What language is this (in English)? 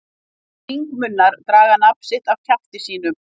Icelandic